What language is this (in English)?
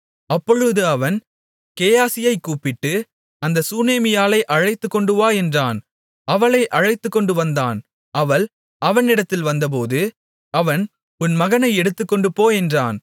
Tamil